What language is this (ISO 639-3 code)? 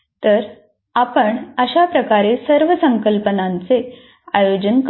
mar